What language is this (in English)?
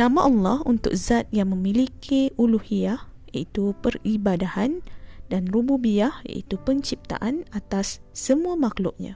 Malay